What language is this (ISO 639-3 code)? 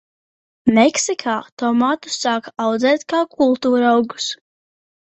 lav